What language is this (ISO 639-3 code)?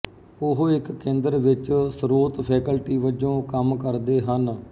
pan